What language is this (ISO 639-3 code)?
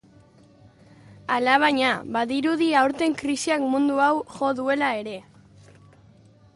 eus